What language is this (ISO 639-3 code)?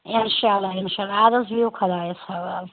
kas